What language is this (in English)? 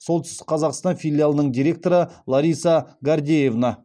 Kazakh